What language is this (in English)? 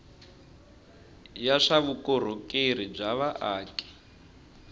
Tsonga